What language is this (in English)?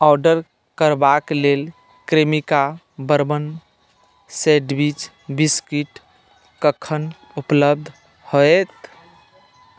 Maithili